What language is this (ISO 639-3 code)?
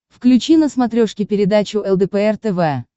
rus